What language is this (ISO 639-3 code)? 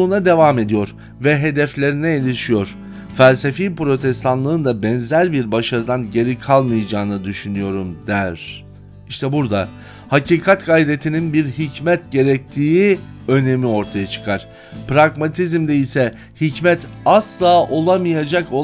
tur